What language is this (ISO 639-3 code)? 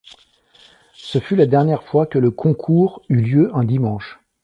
fra